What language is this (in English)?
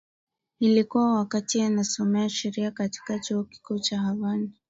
Swahili